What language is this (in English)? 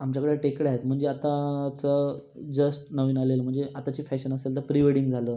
Marathi